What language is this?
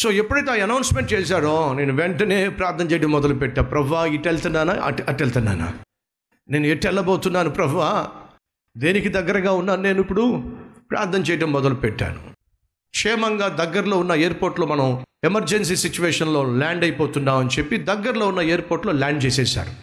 Telugu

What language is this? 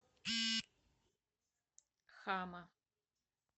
Russian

